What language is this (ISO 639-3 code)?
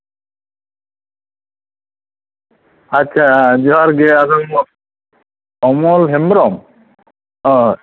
sat